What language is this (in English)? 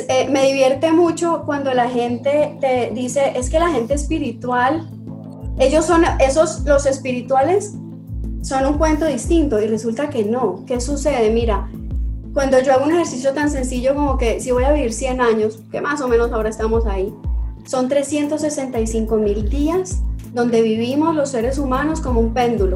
Spanish